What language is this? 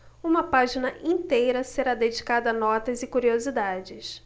Portuguese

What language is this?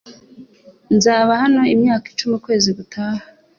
Kinyarwanda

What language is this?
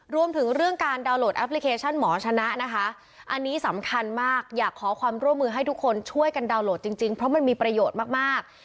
Thai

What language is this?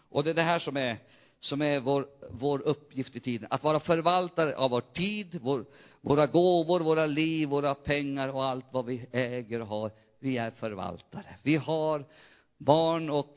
Swedish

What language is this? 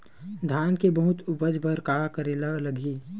Chhattisgarhi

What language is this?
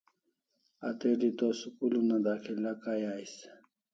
Kalasha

